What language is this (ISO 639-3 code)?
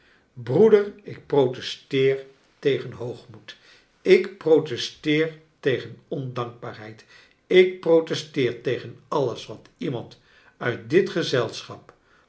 nld